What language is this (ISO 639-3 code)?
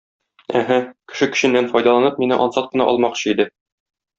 tat